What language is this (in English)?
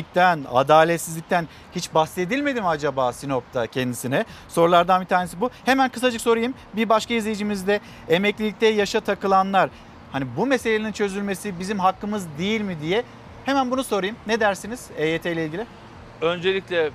Turkish